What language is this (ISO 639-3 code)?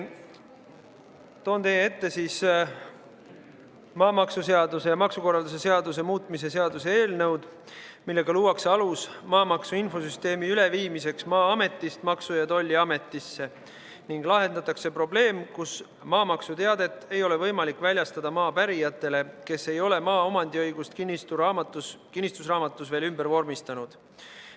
est